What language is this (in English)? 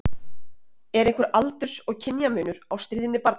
Icelandic